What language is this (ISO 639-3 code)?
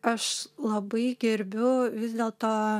lit